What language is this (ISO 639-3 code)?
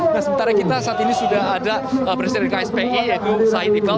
ind